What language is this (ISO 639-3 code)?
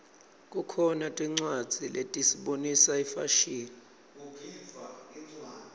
ssw